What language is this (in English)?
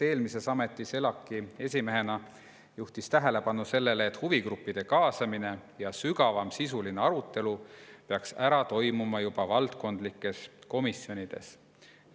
Estonian